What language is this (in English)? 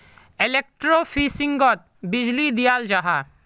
Magahi